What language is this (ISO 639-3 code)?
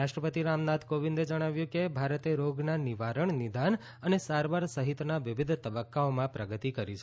guj